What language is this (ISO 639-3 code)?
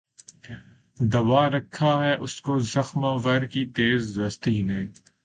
urd